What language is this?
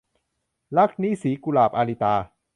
Thai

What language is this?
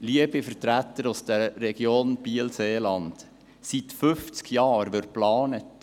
Swiss German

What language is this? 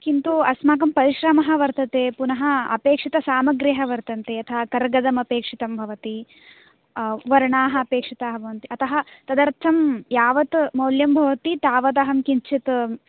Sanskrit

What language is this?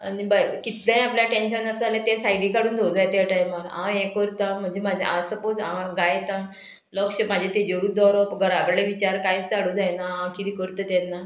Konkani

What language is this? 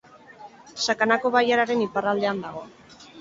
Basque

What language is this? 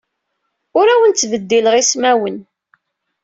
Kabyle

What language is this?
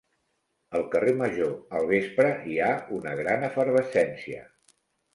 Catalan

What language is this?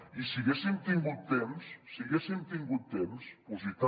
Catalan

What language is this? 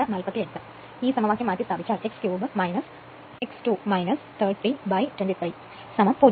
Malayalam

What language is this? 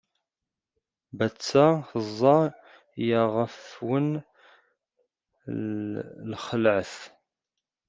Kabyle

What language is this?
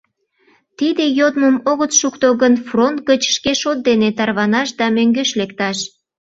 Mari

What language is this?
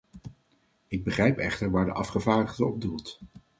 Dutch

